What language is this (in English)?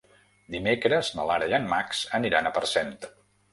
Catalan